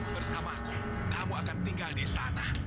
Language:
Indonesian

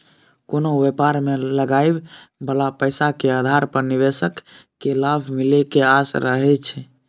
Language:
Maithili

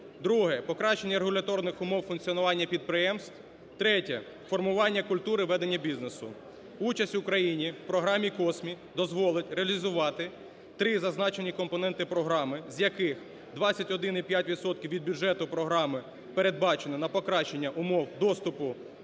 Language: Ukrainian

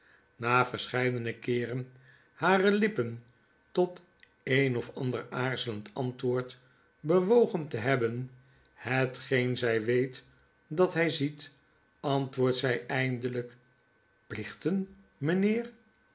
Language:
Dutch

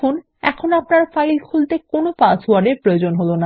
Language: Bangla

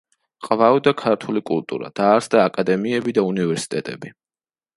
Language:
Georgian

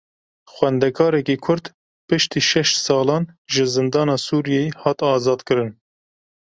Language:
Kurdish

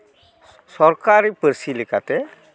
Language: Santali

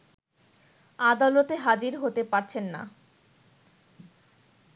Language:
Bangla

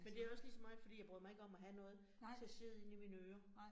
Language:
Danish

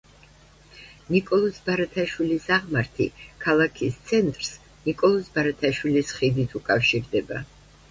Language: Georgian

